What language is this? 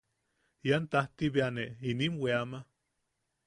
Yaqui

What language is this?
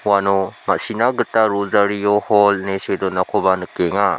Garo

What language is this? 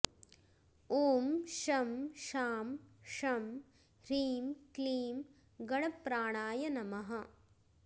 Sanskrit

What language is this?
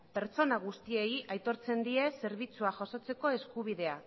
Basque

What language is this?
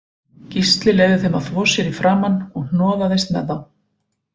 Icelandic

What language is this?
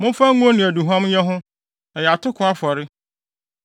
Akan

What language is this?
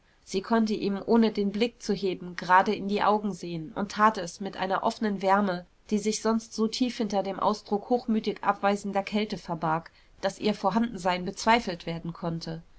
German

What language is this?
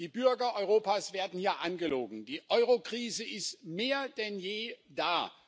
German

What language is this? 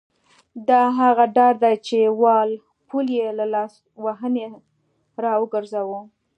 Pashto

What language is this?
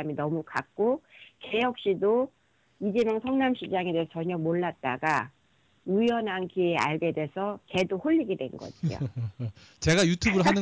Korean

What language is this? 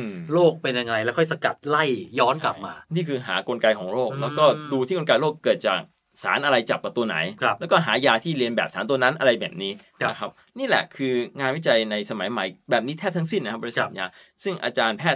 Thai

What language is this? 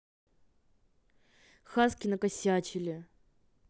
Russian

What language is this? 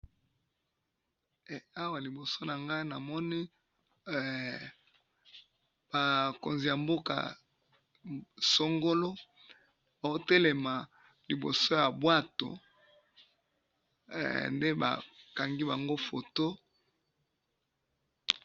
Lingala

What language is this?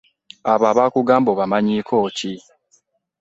Ganda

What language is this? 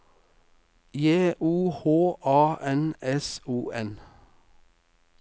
Norwegian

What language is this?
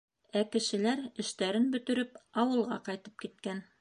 Bashkir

